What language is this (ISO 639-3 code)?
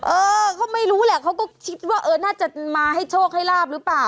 tha